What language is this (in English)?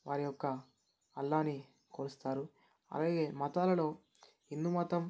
Telugu